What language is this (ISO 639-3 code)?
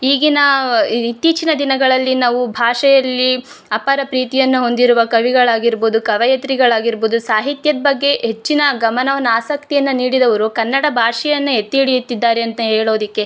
kan